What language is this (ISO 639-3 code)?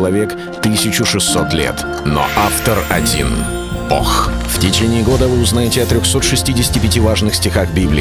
rus